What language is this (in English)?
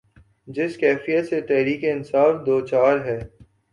Urdu